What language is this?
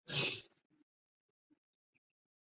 Chinese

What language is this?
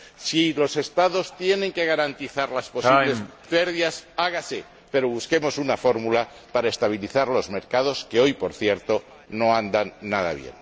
Spanish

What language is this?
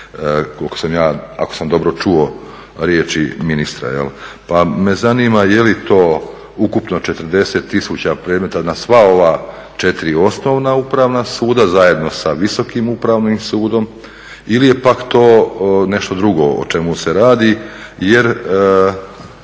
Croatian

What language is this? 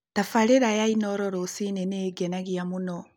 Kikuyu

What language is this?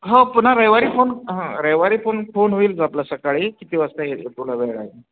Marathi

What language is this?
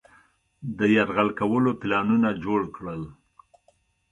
Pashto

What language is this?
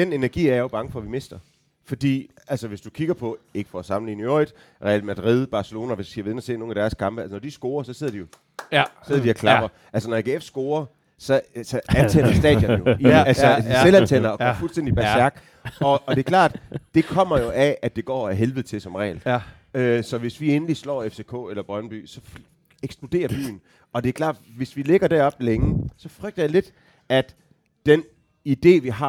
Danish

